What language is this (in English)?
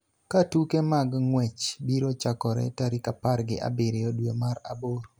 Luo (Kenya and Tanzania)